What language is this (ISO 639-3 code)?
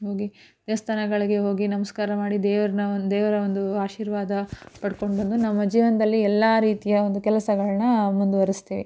kan